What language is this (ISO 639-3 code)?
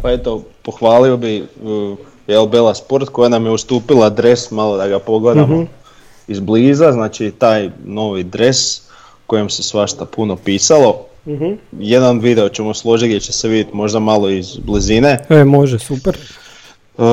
hrv